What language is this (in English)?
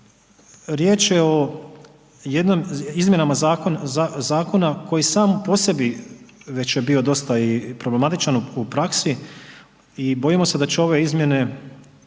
Croatian